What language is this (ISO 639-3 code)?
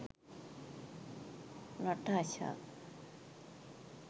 sin